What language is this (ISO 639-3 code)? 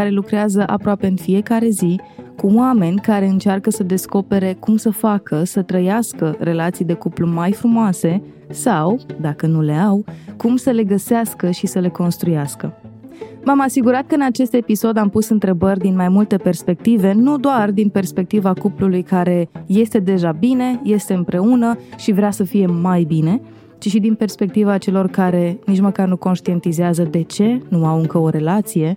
ron